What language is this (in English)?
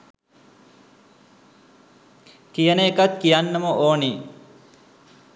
Sinhala